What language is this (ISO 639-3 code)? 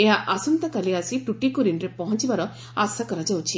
ori